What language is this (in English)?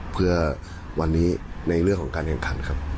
Thai